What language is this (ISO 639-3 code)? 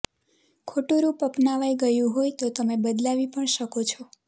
guj